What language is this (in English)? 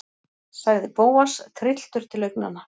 Icelandic